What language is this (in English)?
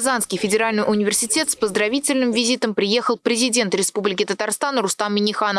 Russian